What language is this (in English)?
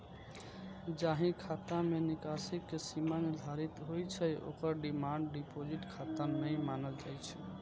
Maithili